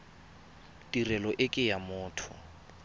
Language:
Tswana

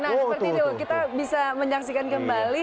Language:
Indonesian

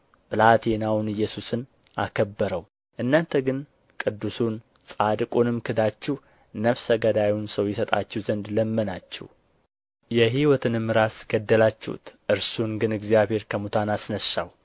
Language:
Amharic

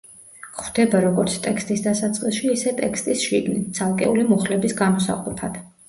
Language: Georgian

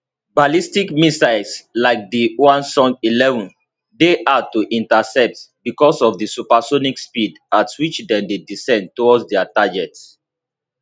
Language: Nigerian Pidgin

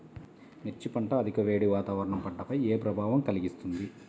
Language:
Telugu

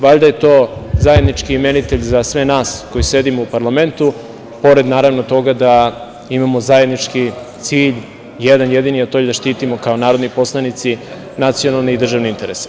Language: Serbian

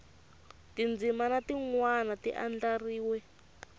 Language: Tsonga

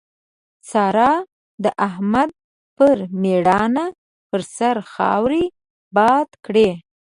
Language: Pashto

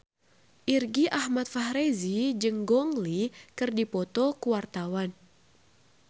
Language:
Sundanese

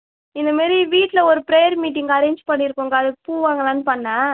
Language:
Tamil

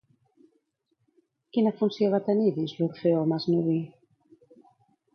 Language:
Catalan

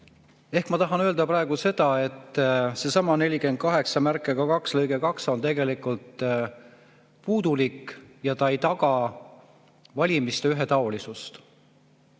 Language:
Estonian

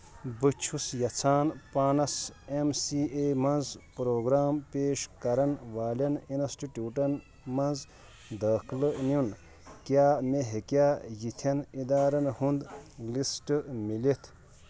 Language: Kashmiri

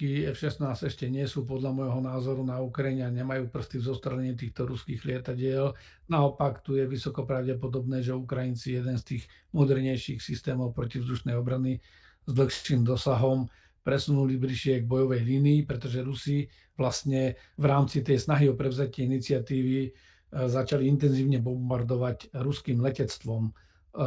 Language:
Slovak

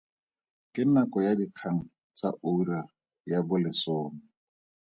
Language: Tswana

